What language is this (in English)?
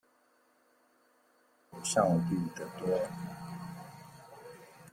Chinese